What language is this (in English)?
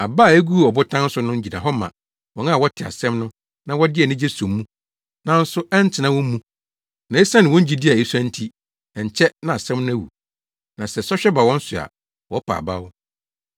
Akan